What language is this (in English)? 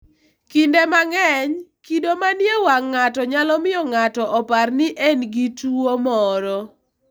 Luo (Kenya and Tanzania)